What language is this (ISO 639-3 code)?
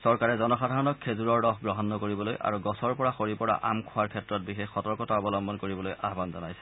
asm